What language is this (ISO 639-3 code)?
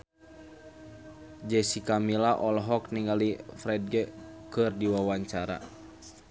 sun